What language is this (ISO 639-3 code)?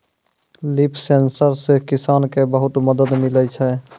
mai